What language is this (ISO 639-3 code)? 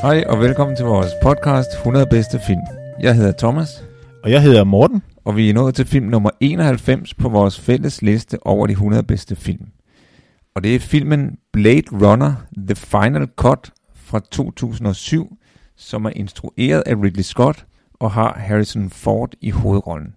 dan